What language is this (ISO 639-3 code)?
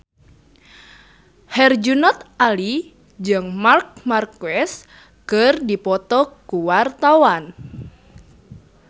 sun